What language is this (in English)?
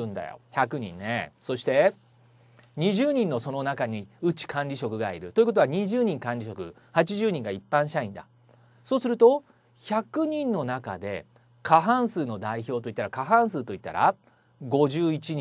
Japanese